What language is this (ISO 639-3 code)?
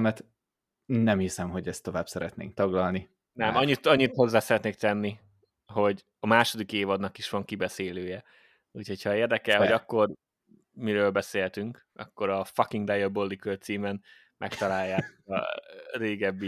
hun